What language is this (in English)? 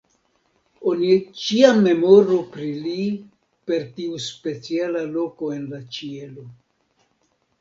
Esperanto